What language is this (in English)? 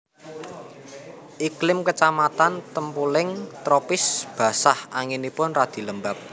Javanese